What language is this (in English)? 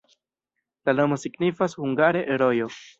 Esperanto